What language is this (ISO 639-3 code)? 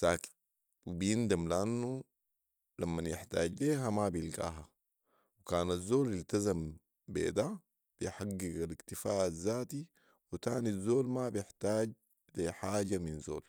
apd